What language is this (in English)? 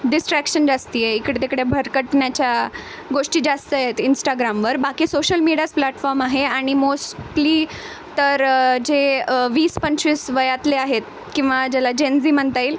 Marathi